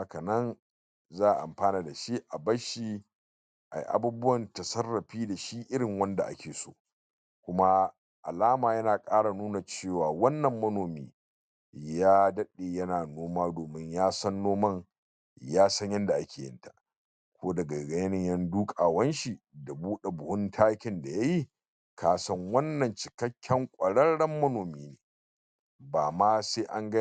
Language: Hausa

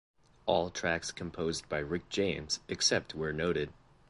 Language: English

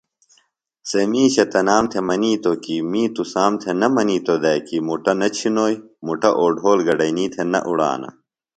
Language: Phalura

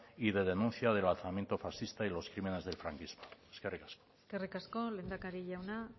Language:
Spanish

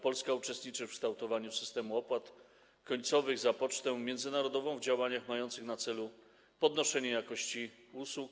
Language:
Polish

